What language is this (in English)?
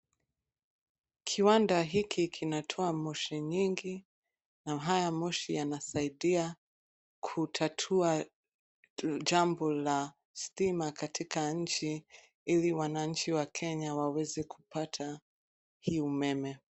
Swahili